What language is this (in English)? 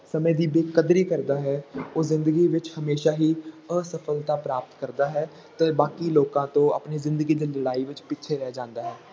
Punjabi